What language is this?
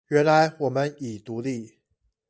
Chinese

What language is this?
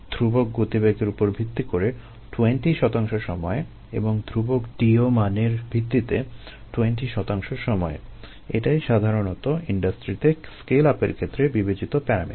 Bangla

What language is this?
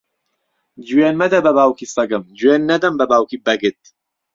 Central Kurdish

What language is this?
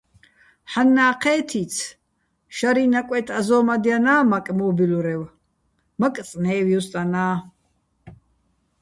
Bats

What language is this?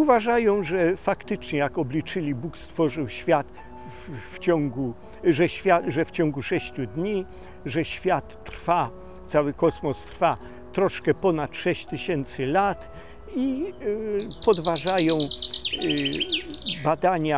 Polish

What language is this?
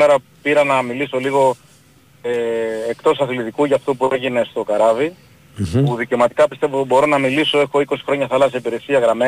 Greek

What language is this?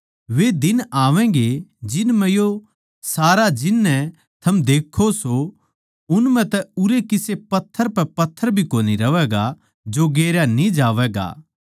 Haryanvi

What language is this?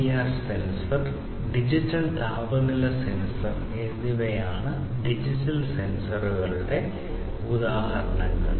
Malayalam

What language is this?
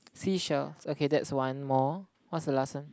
English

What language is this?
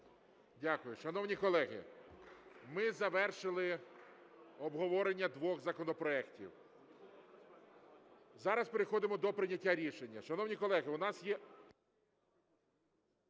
Ukrainian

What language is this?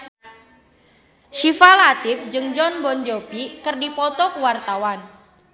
Sundanese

